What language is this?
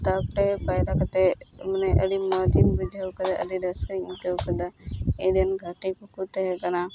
Santali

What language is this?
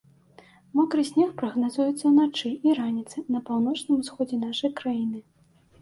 Belarusian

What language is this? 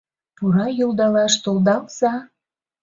Mari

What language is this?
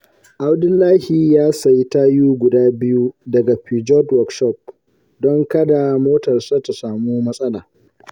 Hausa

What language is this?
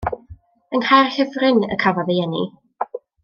Welsh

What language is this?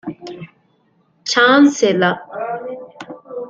Divehi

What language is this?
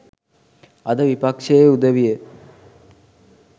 Sinhala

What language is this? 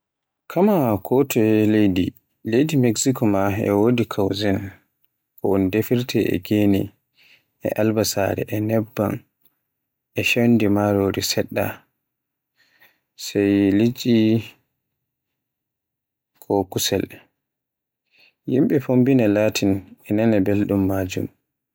Borgu Fulfulde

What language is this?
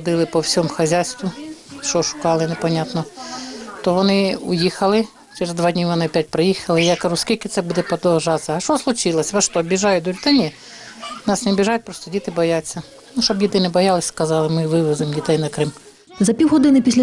Ukrainian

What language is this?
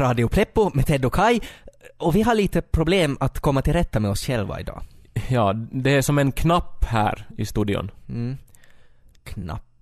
Swedish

